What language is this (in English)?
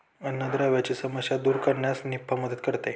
Marathi